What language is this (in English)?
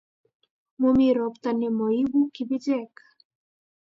Kalenjin